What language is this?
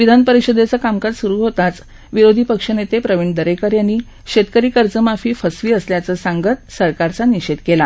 Marathi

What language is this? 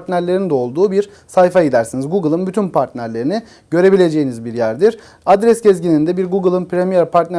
Turkish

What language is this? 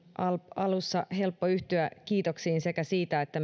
Finnish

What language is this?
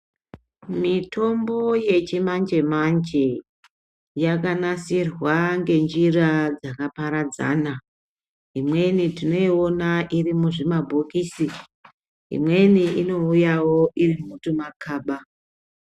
Ndau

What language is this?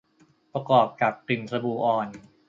Thai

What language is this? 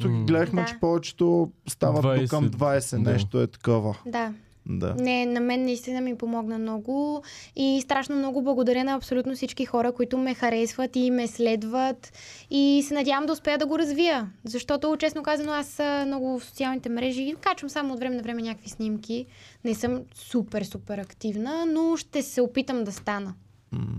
Bulgarian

